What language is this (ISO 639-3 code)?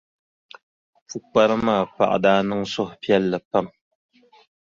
dag